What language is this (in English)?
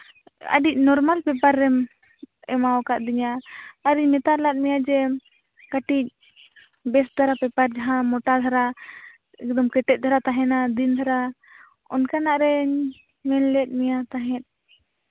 Santali